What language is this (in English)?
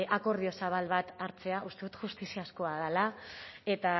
Basque